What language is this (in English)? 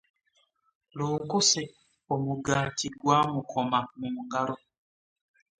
Ganda